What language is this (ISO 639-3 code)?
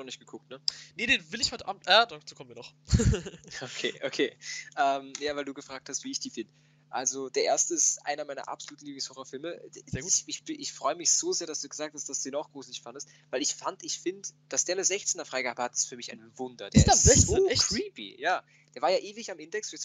deu